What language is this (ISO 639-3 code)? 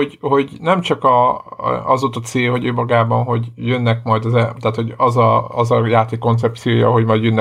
hun